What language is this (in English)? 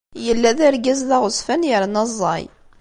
Kabyle